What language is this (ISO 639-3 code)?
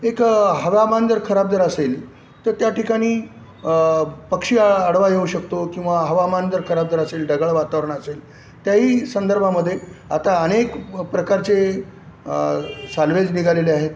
mar